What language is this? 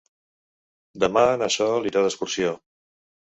Catalan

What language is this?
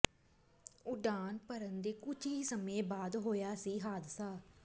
Punjabi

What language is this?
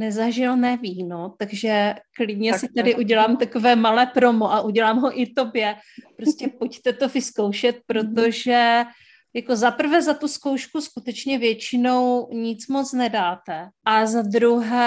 Czech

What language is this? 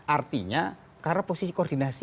Indonesian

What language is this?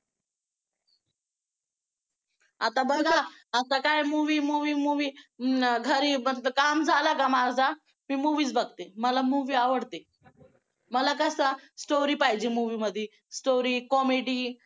Marathi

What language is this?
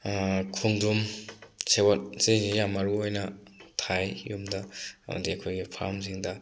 Manipuri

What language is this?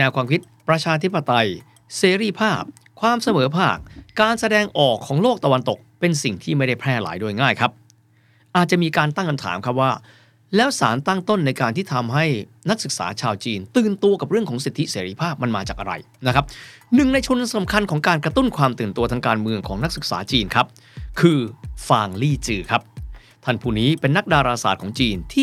Thai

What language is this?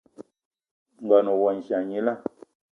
Eton (Cameroon)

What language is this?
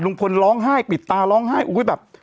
Thai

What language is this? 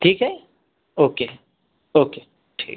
Marathi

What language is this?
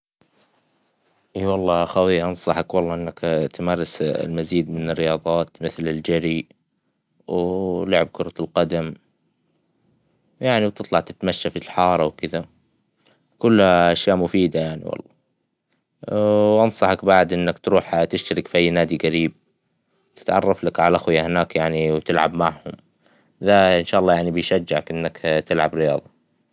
Hijazi Arabic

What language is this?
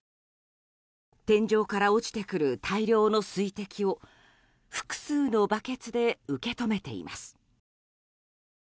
Japanese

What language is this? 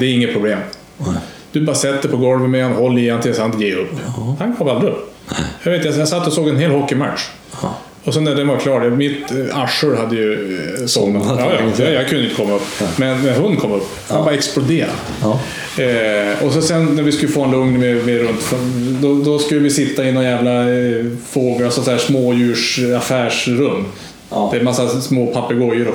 Swedish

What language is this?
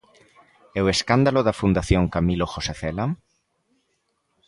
Galician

